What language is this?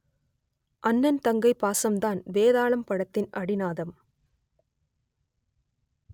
Tamil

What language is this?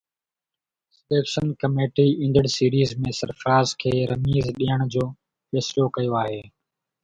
Sindhi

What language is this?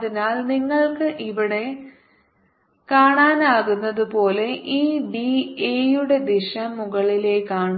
Malayalam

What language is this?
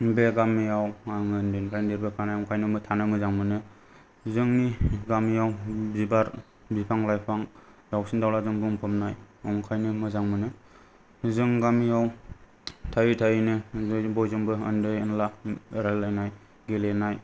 Bodo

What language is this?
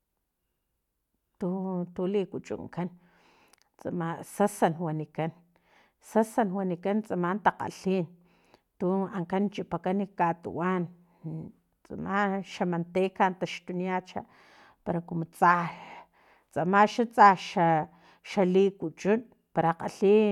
Filomena Mata-Coahuitlán Totonac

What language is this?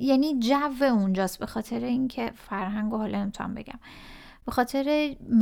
Persian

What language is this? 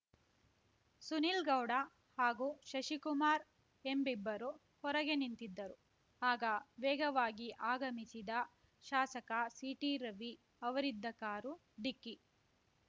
Kannada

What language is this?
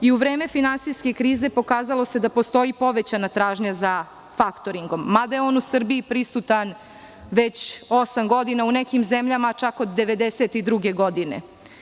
Serbian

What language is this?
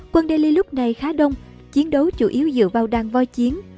Vietnamese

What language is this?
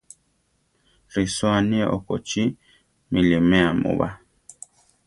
Central Tarahumara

